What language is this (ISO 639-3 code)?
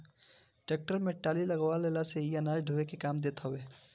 bho